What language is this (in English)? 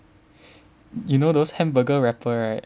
English